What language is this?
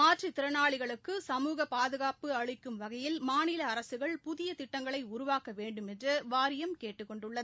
Tamil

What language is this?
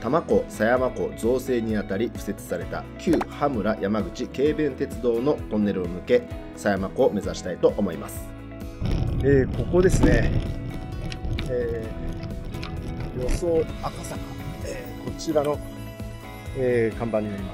Japanese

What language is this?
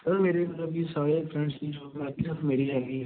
Punjabi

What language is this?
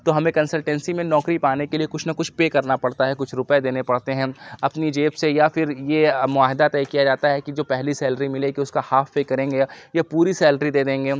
Urdu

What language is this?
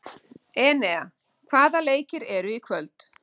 Icelandic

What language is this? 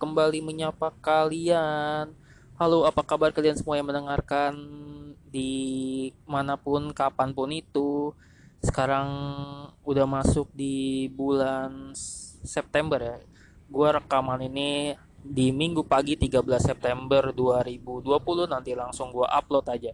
Indonesian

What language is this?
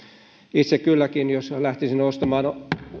Finnish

